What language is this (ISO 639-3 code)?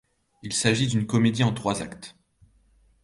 fra